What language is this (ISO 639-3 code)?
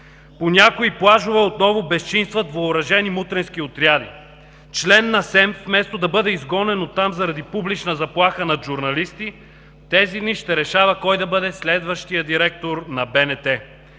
bul